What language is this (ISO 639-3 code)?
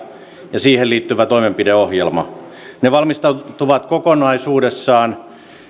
fin